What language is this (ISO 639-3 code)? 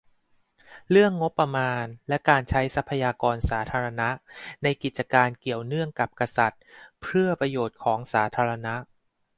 tha